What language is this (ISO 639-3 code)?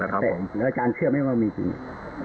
tha